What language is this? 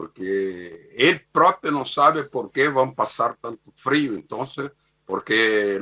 Spanish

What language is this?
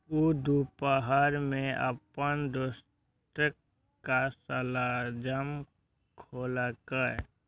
Maithili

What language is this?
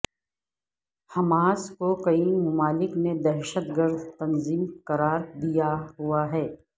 Urdu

